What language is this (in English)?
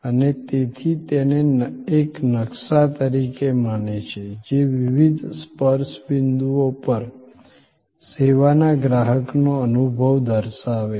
Gujarati